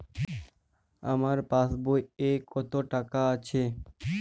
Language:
Bangla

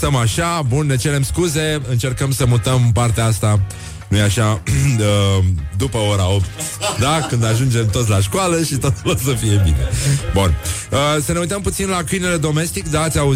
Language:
Romanian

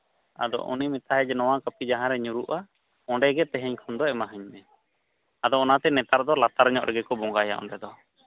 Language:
Santali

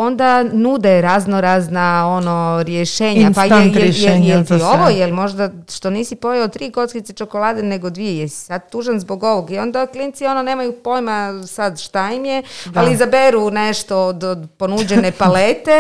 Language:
Croatian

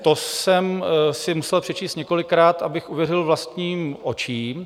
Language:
Czech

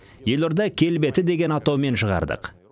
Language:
Kazakh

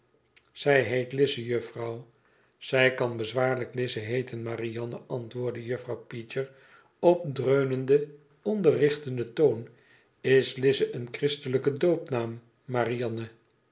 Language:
Dutch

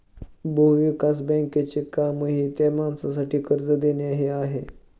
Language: Marathi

